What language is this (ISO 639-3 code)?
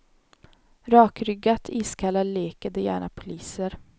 swe